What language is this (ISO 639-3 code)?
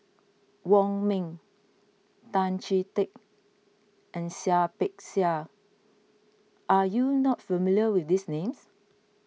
eng